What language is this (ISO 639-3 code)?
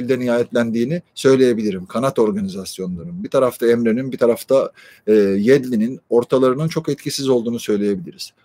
tur